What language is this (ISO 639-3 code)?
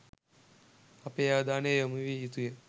sin